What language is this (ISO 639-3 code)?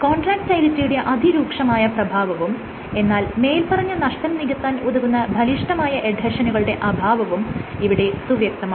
mal